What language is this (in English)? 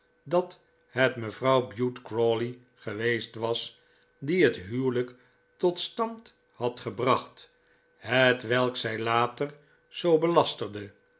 Dutch